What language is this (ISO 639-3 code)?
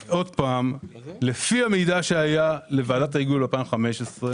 heb